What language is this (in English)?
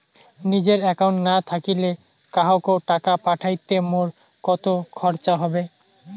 Bangla